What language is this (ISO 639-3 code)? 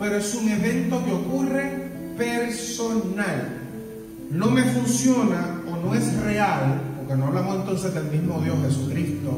spa